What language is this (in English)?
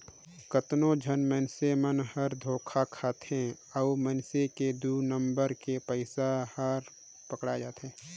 Chhattisgarhi